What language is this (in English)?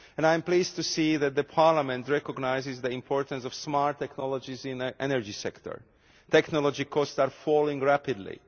English